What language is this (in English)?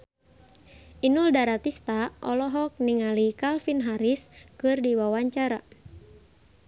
Sundanese